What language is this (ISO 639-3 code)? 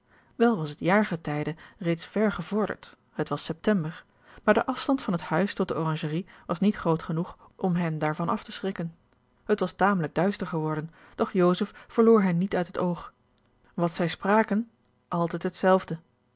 nld